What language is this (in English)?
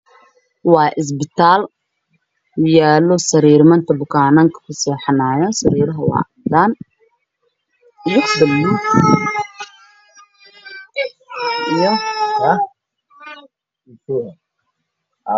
Somali